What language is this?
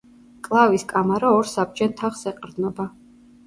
Georgian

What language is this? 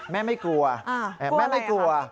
Thai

